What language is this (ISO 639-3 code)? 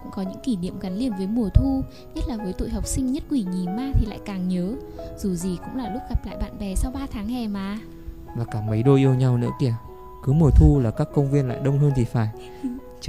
vie